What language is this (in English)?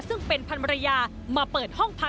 Thai